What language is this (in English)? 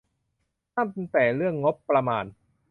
Thai